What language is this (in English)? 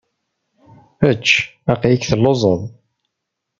Kabyle